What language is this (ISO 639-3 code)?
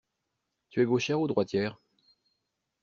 fra